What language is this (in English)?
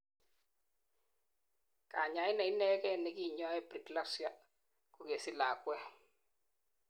Kalenjin